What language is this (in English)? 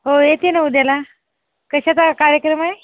Marathi